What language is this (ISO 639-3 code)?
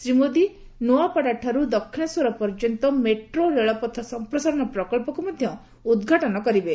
ori